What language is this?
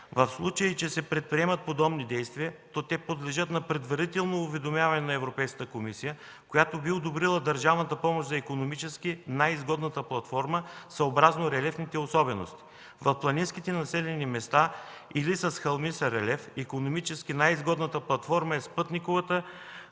Bulgarian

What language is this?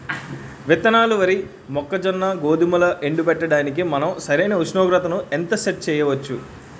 Telugu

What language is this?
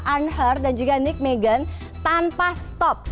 Indonesian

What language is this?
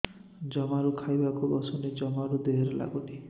Odia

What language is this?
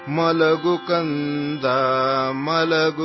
Kannada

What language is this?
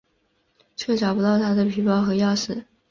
Chinese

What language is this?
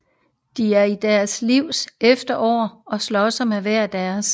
Danish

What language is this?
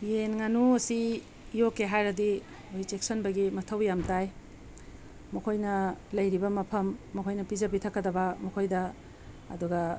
Manipuri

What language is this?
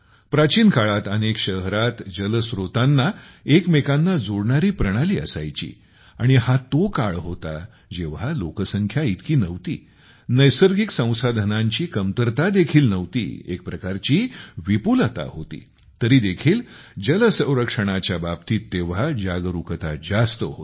Marathi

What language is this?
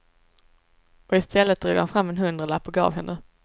Swedish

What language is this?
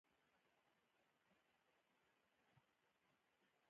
Pashto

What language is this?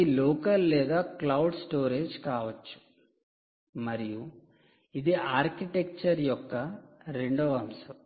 Telugu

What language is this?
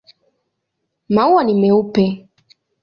Swahili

